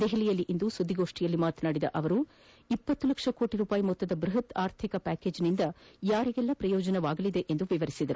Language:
Kannada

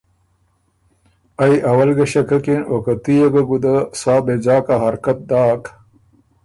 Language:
Ormuri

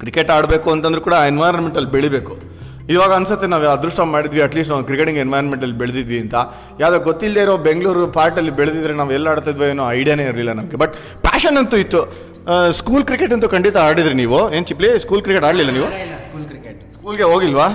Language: Kannada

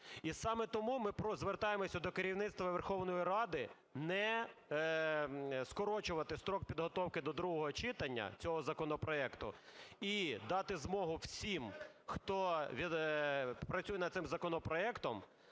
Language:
Ukrainian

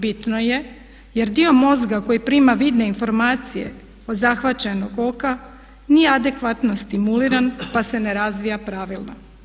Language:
Croatian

